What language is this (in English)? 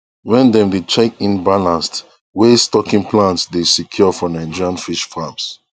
Nigerian Pidgin